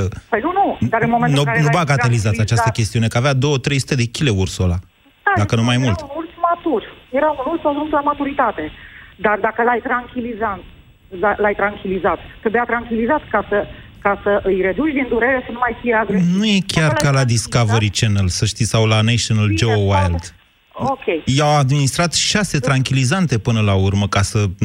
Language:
Romanian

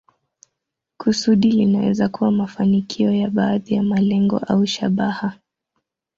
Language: Swahili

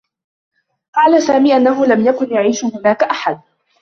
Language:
Arabic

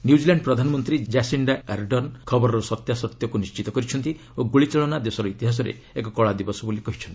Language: Odia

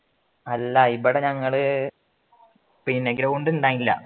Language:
Malayalam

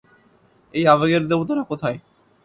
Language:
Bangla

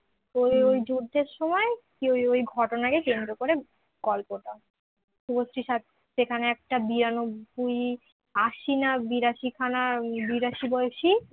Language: Bangla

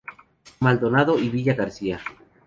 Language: Spanish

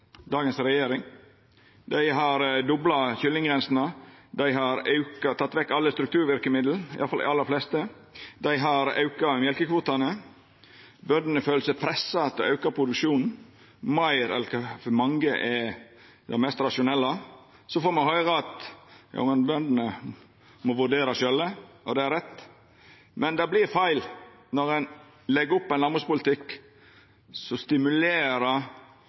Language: Norwegian Nynorsk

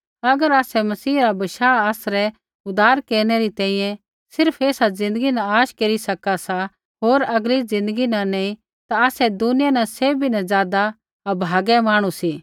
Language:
Kullu Pahari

